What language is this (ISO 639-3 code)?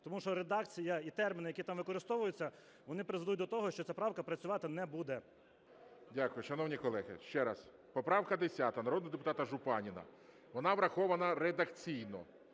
ukr